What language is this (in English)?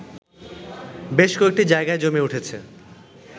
Bangla